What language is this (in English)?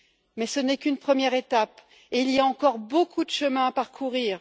French